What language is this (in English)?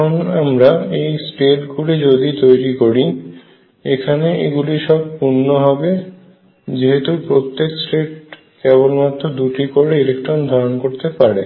Bangla